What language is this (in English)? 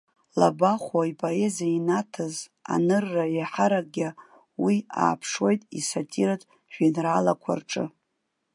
Abkhazian